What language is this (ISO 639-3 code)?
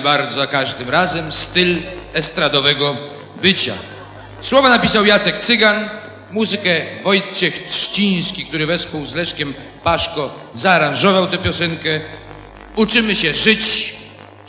pol